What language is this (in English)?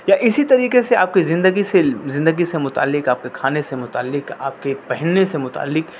Urdu